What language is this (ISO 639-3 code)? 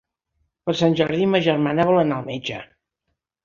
cat